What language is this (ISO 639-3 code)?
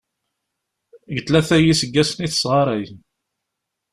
kab